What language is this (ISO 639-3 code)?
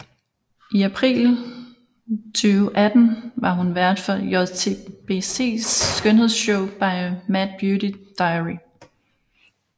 dan